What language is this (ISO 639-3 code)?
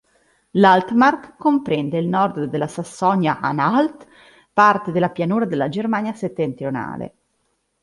ita